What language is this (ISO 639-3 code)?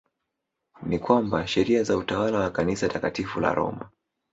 swa